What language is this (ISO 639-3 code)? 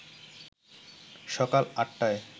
ben